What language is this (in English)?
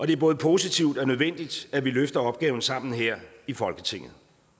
Danish